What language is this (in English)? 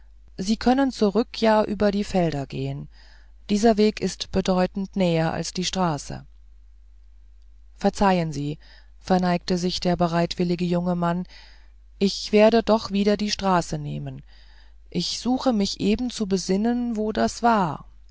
German